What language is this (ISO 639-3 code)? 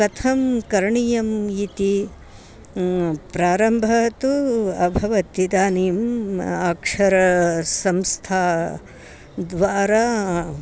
san